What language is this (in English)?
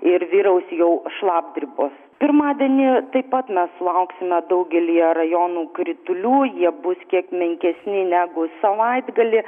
Lithuanian